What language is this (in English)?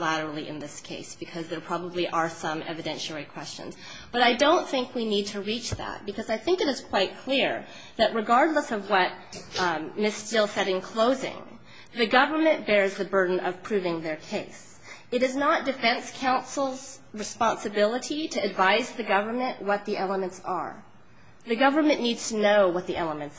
English